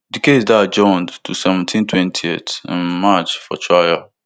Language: Nigerian Pidgin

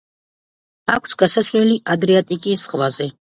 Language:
Georgian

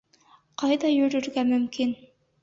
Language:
Bashkir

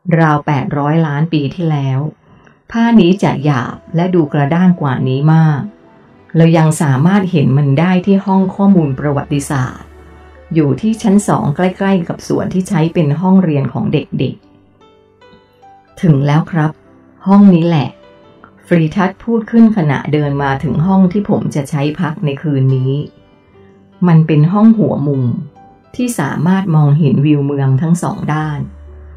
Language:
Thai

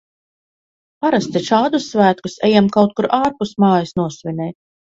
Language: Latvian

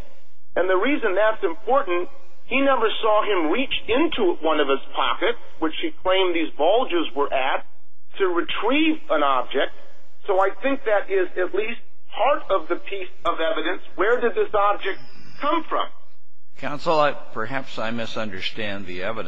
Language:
English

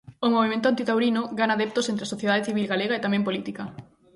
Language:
Galician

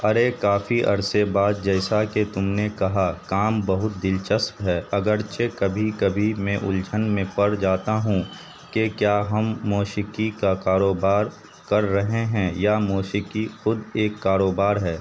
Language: Urdu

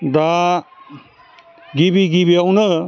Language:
Bodo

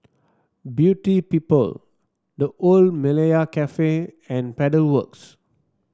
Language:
English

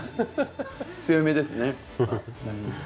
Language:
Japanese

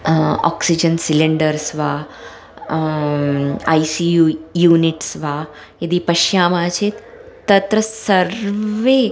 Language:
Sanskrit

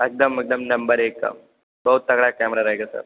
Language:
Hindi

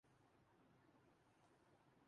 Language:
Urdu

